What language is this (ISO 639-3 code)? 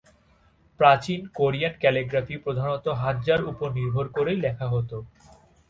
ben